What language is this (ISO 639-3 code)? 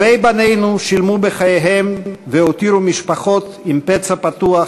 heb